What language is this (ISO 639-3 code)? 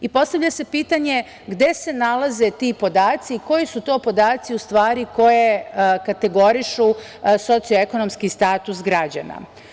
srp